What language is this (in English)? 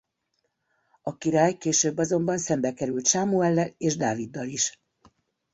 Hungarian